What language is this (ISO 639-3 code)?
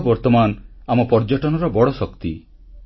ori